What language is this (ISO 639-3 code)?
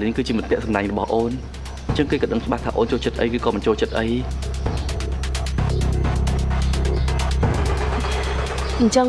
vie